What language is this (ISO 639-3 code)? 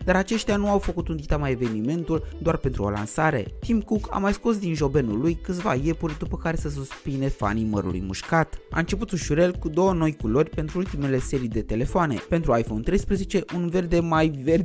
ron